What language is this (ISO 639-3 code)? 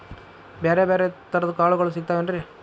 kan